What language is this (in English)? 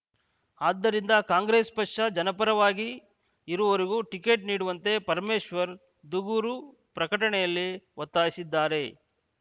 Kannada